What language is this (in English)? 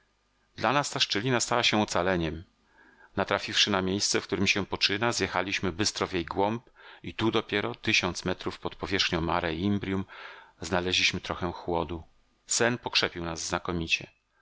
Polish